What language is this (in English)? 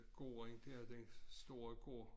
Danish